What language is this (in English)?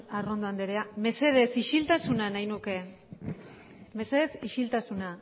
Basque